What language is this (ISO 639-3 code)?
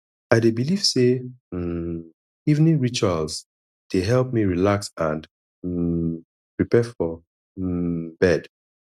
pcm